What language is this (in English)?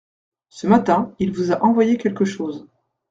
French